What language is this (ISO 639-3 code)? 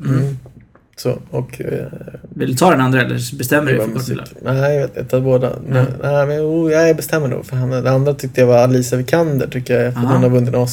swe